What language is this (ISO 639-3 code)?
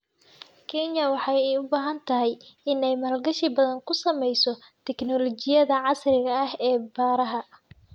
som